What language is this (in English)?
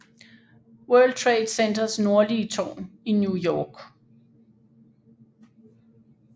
Danish